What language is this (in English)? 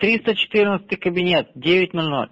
Russian